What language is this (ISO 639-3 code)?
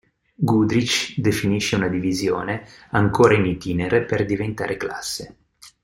ita